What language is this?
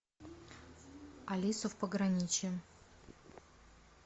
Russian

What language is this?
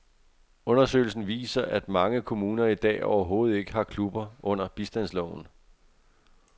Danish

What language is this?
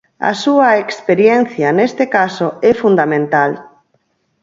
Galician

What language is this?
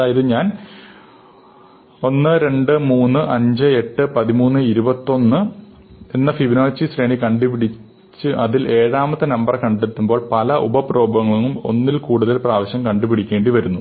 Malayalam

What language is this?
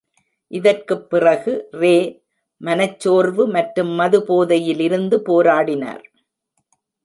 Tamil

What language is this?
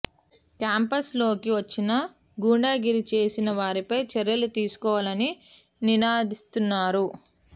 Telugu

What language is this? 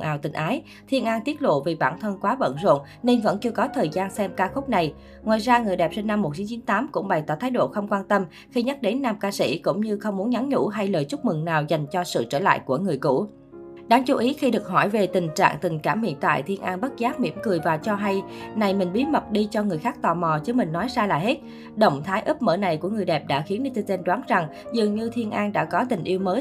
Vietnamese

